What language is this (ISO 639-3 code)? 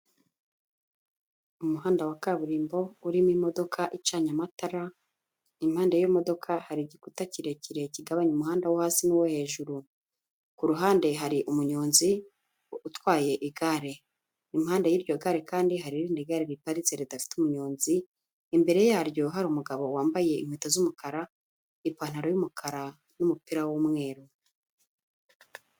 kin